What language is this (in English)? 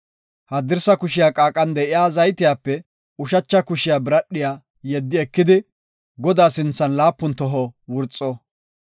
Gofa